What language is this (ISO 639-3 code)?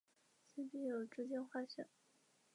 zho